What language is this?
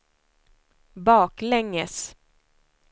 Swedish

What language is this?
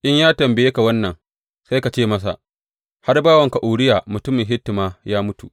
Hausa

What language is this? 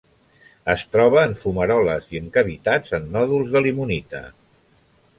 Catalan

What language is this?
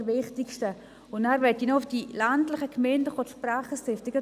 Swiss German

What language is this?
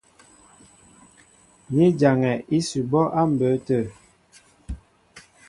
Mbo (Cameroon)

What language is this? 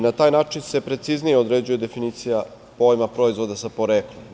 Serbian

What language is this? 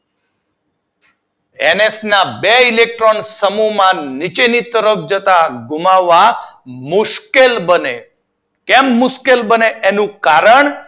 Gujarati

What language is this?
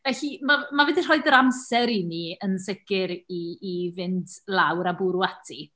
Welsh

